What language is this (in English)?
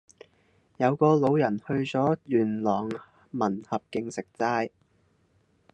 Cantonese